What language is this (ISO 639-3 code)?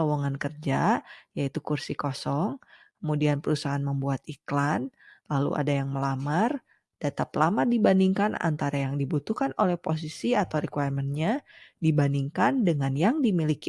ind